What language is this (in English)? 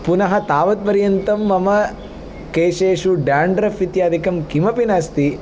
Sanskrit